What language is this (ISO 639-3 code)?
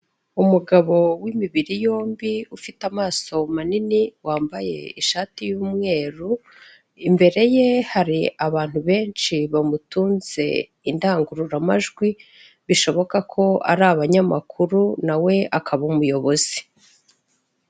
kin